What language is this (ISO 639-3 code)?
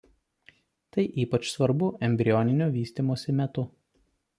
lit